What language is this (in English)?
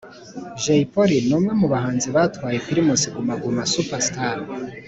Kinyarwanda